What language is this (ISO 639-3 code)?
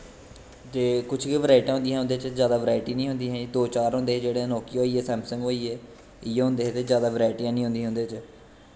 doi